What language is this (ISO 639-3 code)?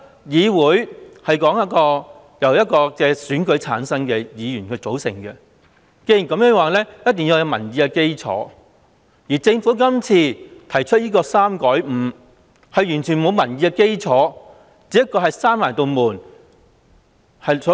yue